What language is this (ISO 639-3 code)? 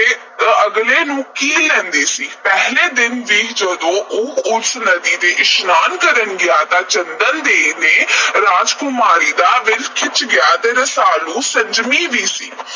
pan